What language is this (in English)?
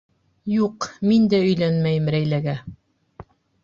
Bashkir